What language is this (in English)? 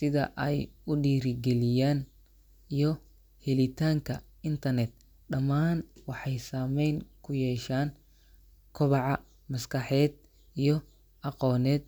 Somali